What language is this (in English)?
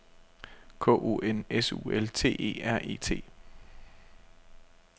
Danish